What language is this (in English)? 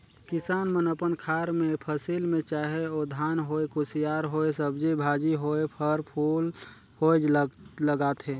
Chhattisgarhi